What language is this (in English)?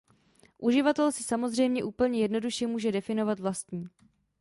Czech